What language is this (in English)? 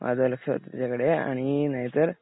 Marathi